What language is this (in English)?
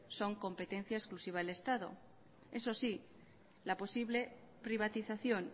Spanish